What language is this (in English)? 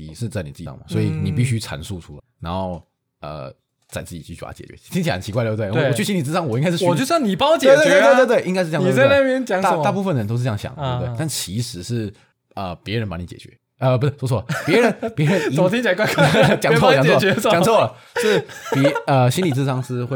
Chinese